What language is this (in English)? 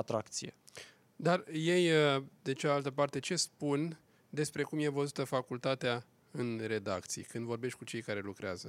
Romanian